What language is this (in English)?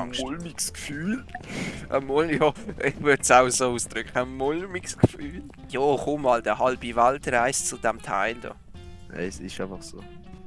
German